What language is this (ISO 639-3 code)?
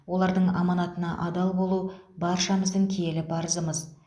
kaz